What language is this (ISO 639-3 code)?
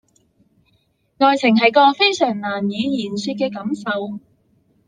zho